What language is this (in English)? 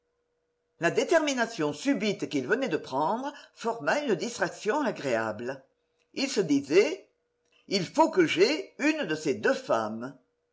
French